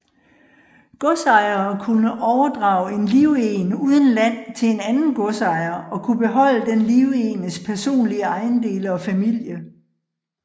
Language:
Danish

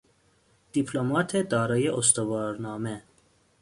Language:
Persian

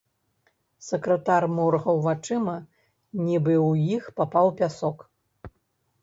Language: Belarusian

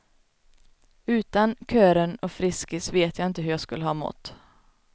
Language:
Swedish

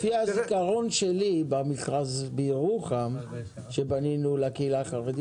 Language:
Hebrew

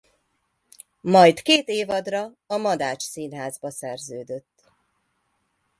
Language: Hungarian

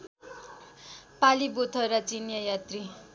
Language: Nepali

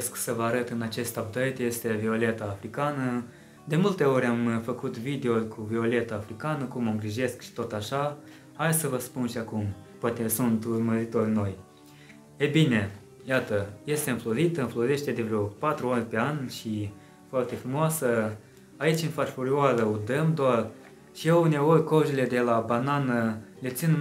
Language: Romanian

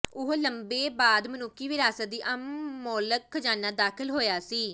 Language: Punjabi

